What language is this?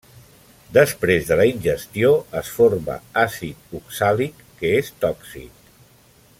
Catalan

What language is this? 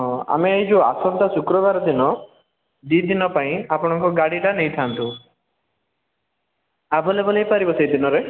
Odia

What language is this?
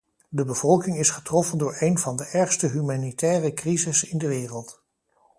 Dutch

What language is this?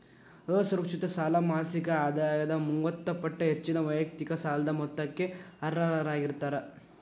Kannada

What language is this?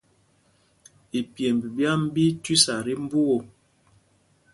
Mpumpong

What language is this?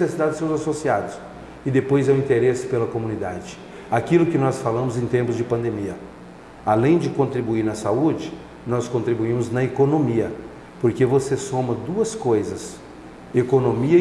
Portuguese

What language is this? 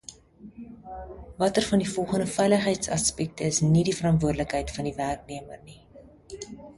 Afrikaans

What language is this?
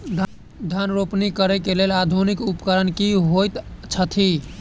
Maithili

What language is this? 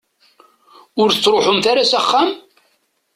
Kabyle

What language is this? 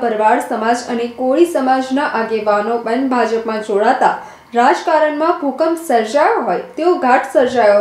Hindi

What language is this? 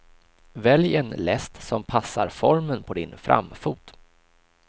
Swedish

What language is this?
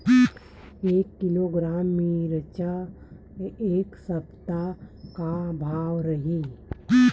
Chhattisgarhi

